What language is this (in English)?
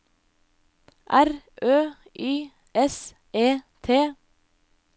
Norwegian